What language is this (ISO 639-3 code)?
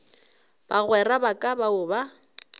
nso